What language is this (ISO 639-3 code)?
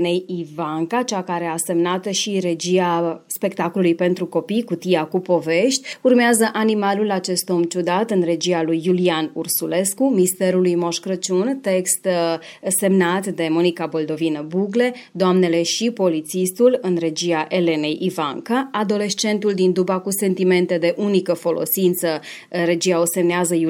ron